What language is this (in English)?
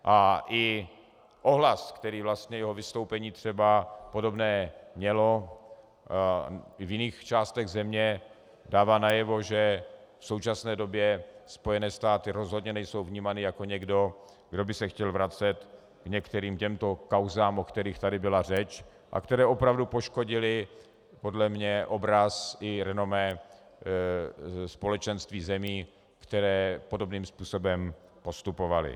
Czech